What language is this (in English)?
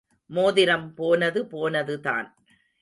Tamil